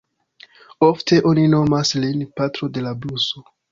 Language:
Esperanto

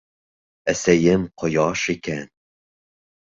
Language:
Bashkir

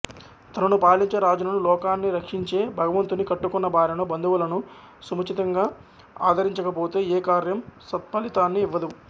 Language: Telugu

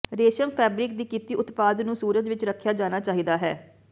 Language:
Punjabi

